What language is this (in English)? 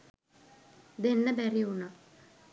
Sinhala